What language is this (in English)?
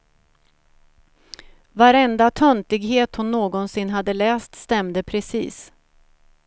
Swedish